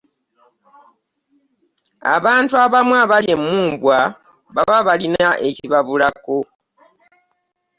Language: Ganda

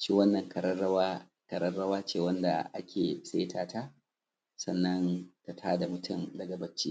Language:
Hausa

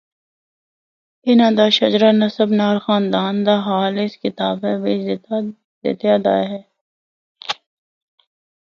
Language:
Northern Hindko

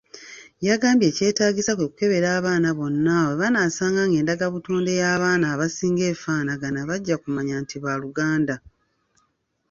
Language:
Ganda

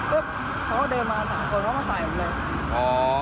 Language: Thai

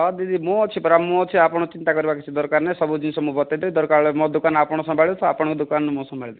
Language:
Odia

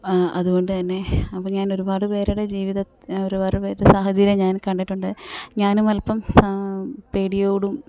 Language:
Malayalam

